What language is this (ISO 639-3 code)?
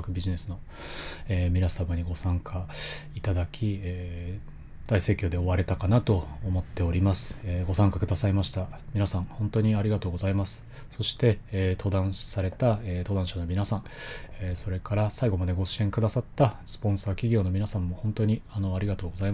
jpn